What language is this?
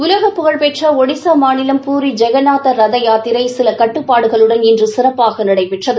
Tamil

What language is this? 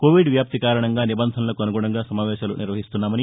Telugu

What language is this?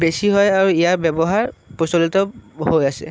Assamese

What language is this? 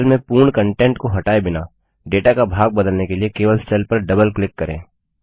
Hindi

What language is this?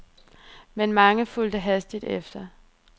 Danish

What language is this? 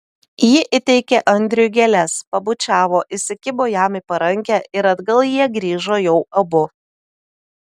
Lithuanian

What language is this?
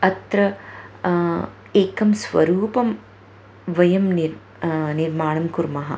Sanskrit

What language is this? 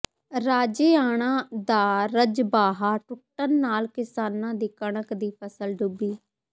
Punjabi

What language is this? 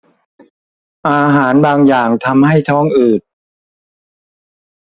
Thai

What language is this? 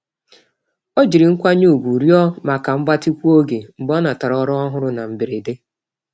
Igbo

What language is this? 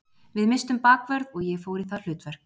Icelandic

